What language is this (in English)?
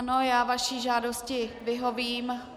Czech